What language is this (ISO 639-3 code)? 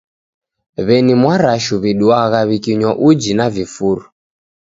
dav